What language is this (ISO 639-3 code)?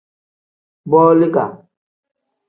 kdh